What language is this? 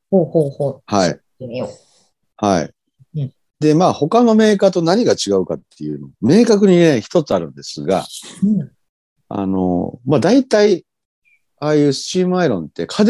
Japanese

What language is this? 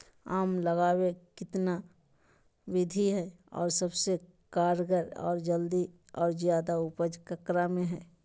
Magahi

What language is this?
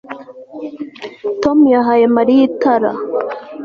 Kinyarwanda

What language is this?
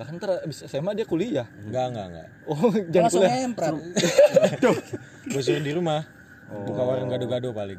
Indonesian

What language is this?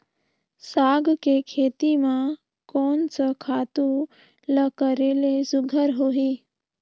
Chhattisgarhi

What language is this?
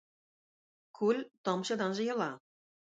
Tatar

